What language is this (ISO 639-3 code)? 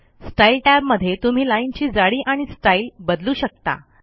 mar